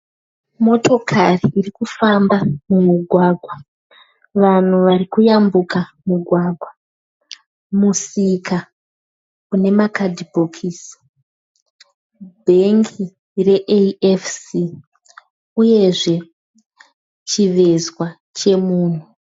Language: Shona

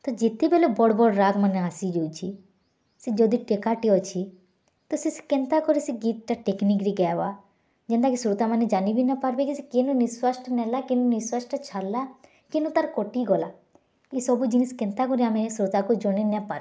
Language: Odia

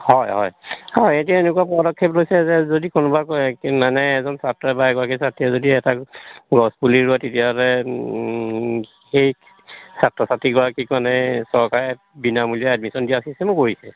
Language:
Assamese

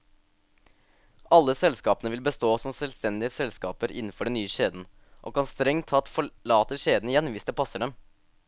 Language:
Norwegian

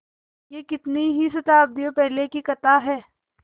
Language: Hindi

